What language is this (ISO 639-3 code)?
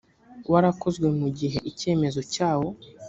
kin